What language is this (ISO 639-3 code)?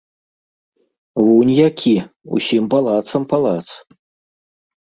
bel